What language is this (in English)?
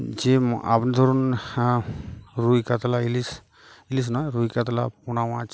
Bangla